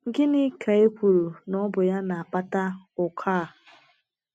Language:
Igbo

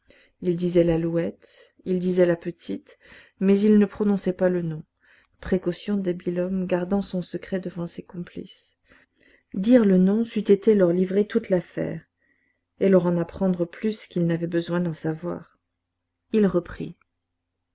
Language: French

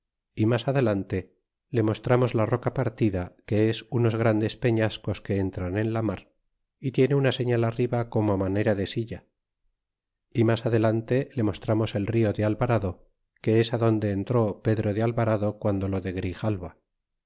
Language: Spanish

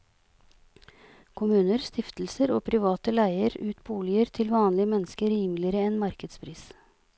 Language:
Norwegian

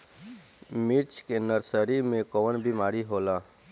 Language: Bhojpuri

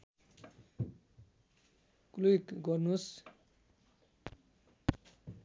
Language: Nepali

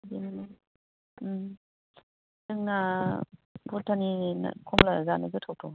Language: Bodo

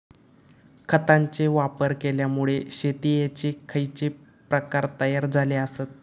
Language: Marathi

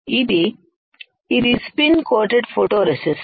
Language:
Telugu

